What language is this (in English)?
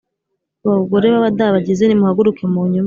Kinyarwanda